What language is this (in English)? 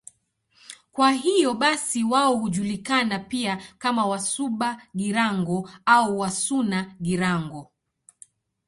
Swahili